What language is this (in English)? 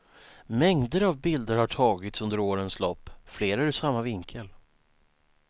Swedish